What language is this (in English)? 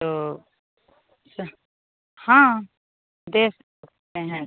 Hindi